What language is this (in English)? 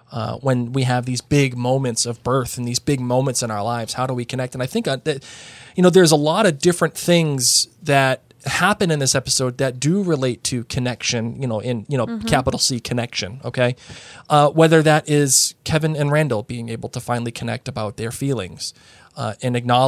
English